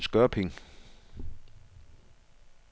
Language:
Danish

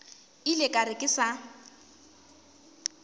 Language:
Northern Sotho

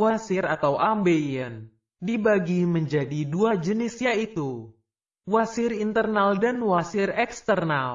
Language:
Indonesian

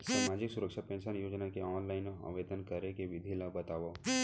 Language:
Chhattisgarhi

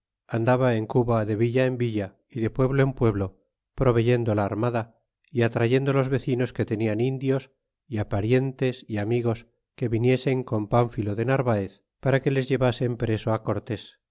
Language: Spanish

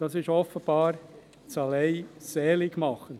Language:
Swiss German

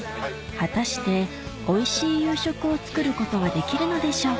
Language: Japanese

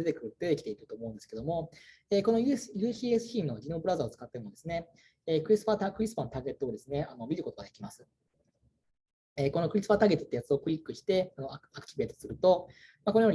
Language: Japanese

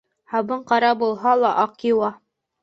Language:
Bashkir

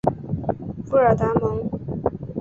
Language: Chinese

